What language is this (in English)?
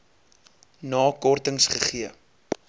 Afrikaans